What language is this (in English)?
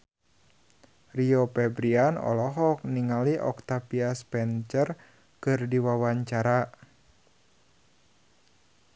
Sundanese